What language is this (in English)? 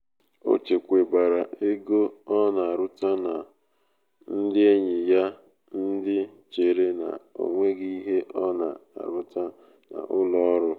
Igbo